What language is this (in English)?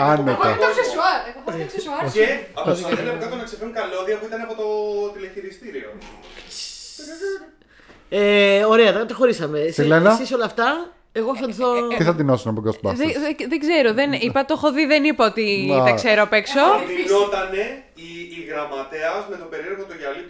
Greek